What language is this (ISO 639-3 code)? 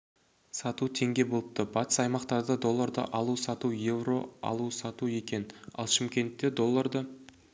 kaz